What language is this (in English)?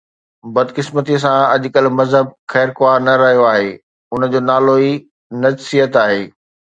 Sindhi